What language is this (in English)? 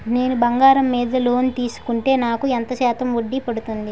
Telugu